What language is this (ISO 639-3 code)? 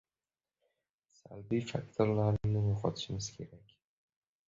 uzb